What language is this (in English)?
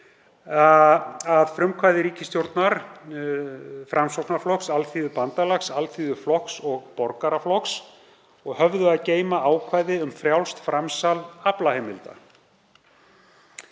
Icelandic